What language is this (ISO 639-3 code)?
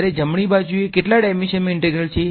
guj